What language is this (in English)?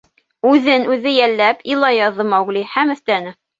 Bashkir